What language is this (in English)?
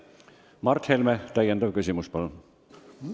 Estonian